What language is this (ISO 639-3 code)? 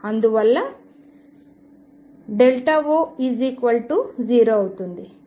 tel